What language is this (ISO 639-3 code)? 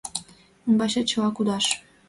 chm